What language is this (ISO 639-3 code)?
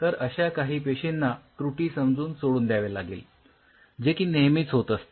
mar